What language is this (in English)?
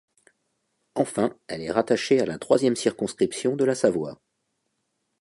French